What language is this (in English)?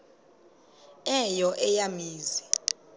Xhosa